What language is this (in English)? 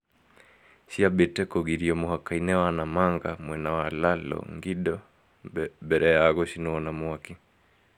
Kikuyu